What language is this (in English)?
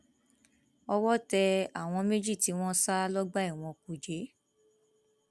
Yoruba